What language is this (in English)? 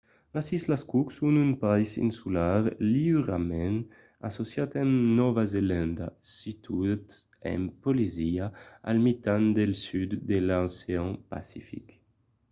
Occitan